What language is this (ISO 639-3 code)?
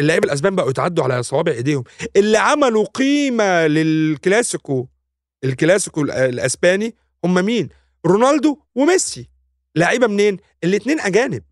ara